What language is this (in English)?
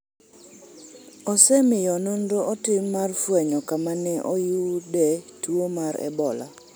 Luo (Kenya and Tanzania)